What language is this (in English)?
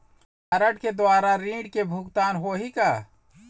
Chhattisgarhi